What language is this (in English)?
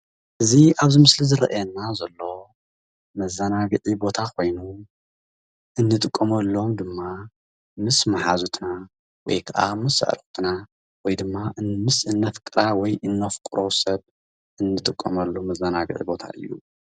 Tigrinya